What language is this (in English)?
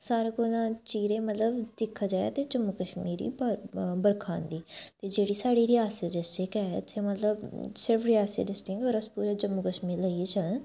Dogri